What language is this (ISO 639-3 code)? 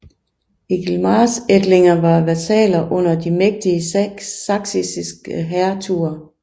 dan